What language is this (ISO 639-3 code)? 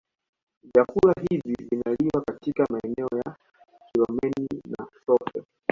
swa